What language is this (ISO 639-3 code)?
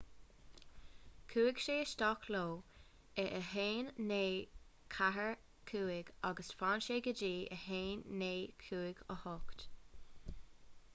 gle